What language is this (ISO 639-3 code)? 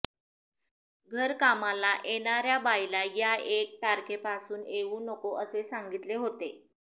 mar